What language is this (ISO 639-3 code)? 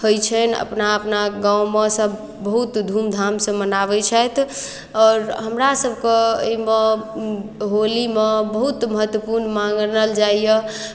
mai